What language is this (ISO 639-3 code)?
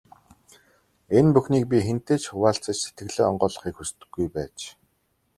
mon